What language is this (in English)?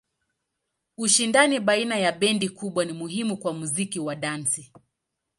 Swahili